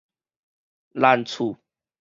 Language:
Min Nan Chinese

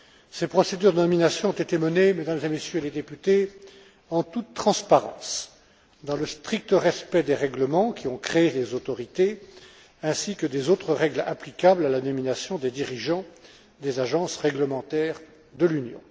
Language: French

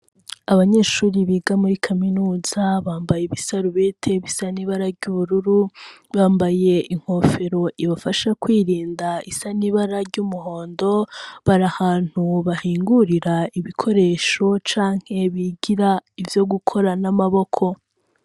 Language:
Rundi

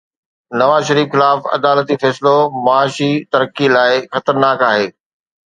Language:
Sindhi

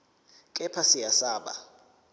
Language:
Zulu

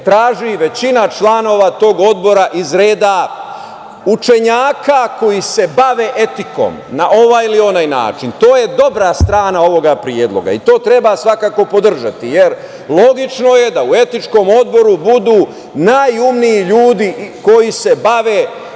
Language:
Serbian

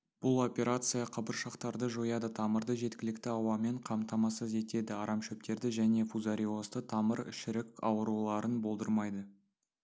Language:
Kazakh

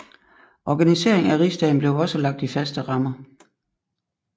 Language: Danish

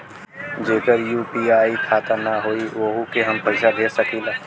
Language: Bhojpuri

